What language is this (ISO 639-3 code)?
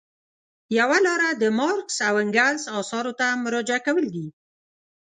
pus